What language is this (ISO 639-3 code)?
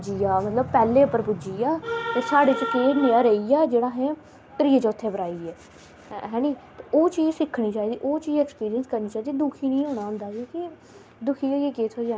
doi